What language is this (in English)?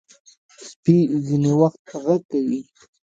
Pashto